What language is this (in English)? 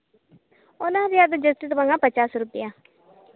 Santali